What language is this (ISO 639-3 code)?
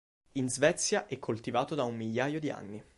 ita